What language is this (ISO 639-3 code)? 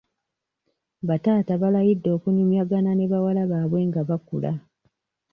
lug